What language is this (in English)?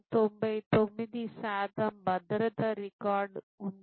Telugu